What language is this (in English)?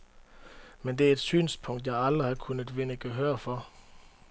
Danish